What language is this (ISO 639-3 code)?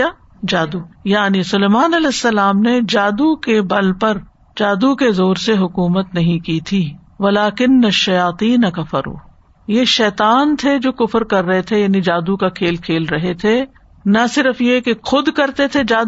urd